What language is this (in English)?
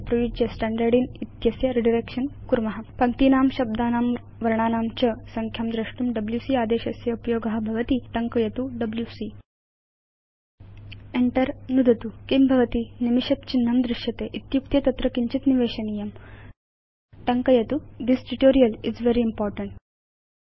Sanskrit